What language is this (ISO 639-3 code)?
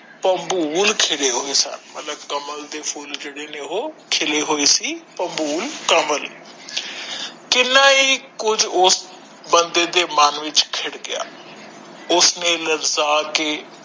pan